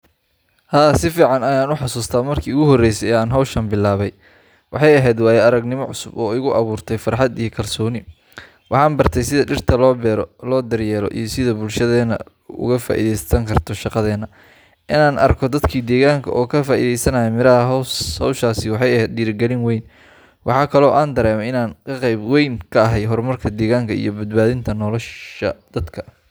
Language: Somali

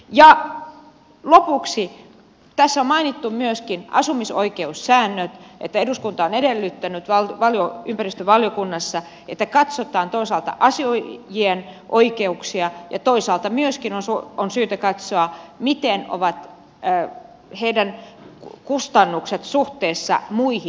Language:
Finnish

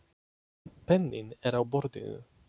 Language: Icelandic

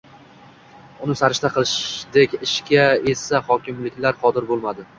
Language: Uzbek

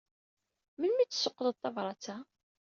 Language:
Kabyle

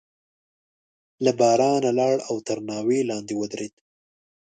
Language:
Pashto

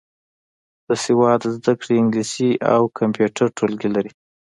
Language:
Pashto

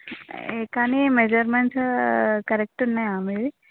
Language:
Telugu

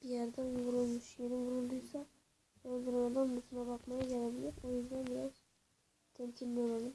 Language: Turkish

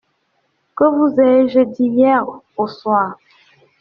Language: French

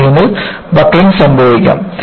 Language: Malayalam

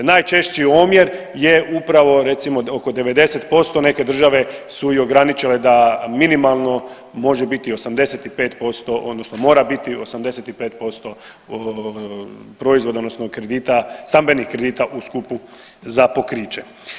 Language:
Croatian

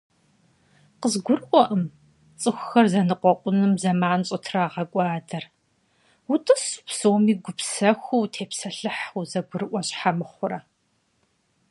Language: Kabardian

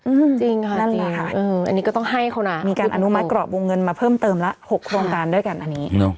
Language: Thai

